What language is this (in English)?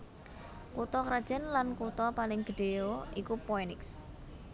Javanese